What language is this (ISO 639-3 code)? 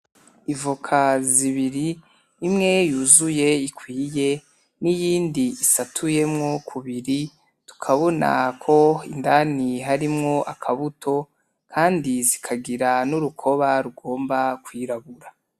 run